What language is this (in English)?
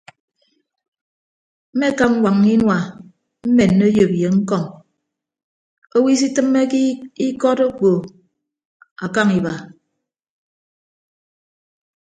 Ibibio